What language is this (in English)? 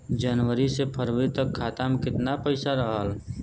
Bhojpuri